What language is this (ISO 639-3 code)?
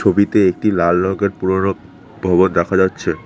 ben